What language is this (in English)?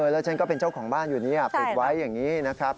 Thai